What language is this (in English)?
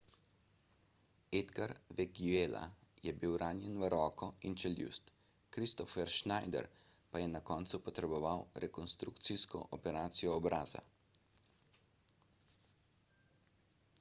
Slovenian